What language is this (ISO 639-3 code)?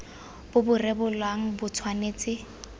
tsn